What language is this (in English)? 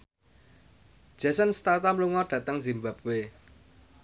Javanese